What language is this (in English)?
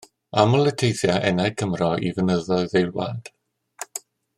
Welsh